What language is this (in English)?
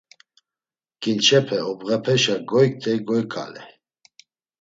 Laz